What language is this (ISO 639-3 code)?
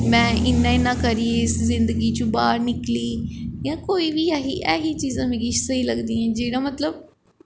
doi